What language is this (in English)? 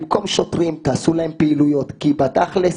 Hebrew